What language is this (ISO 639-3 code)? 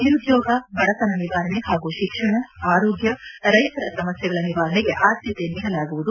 kan